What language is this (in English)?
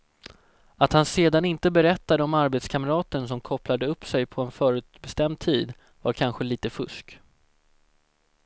Swedish